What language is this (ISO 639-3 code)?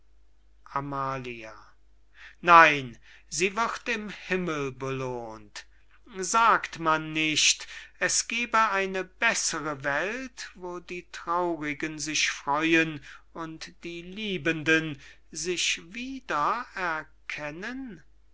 deu